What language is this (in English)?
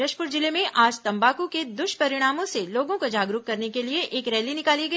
Hindi